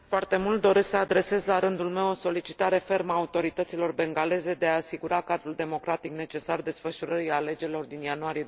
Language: Romanian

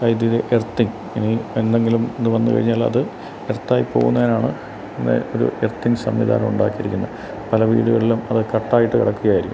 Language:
Malayalam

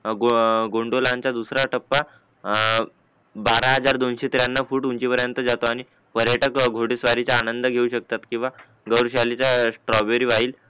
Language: Marathi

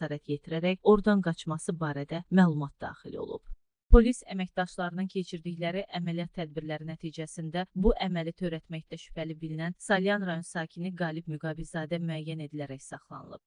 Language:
Turkish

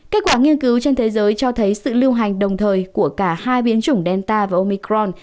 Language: Vietnamese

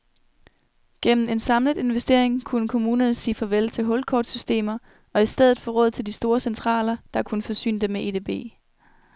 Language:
Danish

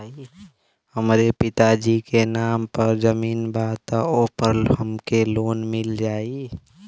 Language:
Bhojpuri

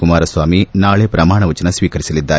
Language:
Kannada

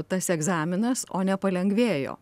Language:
Lithuanian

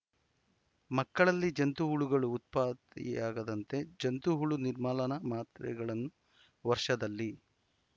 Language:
Kannada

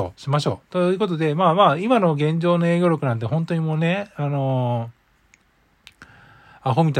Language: Japanese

